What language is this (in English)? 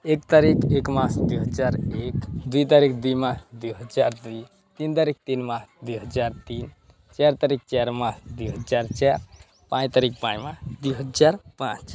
Odia